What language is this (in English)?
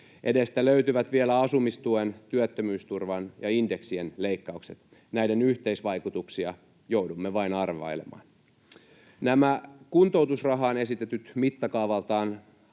Finnish